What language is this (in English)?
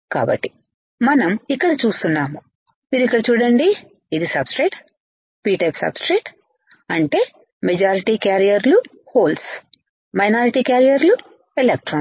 Telugu